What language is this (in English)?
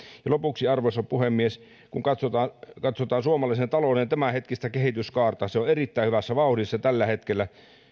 Finnish